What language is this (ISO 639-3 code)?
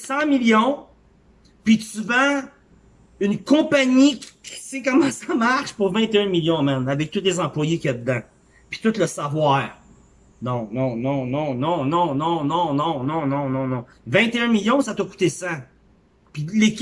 fra